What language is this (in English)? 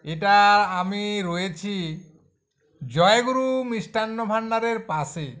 Bangla